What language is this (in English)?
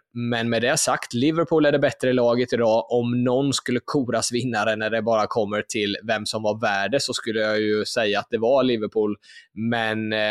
Swedish